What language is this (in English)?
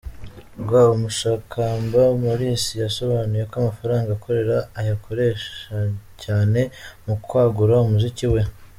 Kinyarwanda